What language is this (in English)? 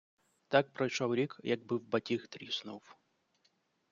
Ukrainian